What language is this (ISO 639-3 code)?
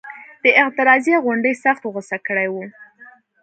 pus